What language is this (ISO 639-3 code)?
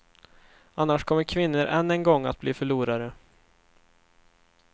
swe